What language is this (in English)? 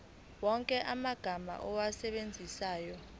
Zulu